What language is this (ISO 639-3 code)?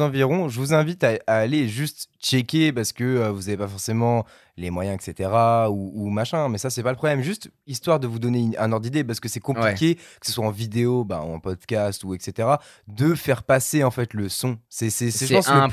fra